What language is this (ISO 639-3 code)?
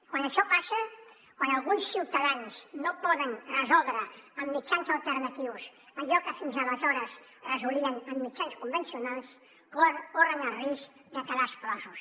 cat